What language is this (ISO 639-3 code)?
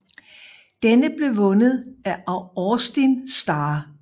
dan